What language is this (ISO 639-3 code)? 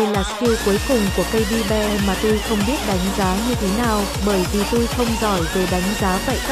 vie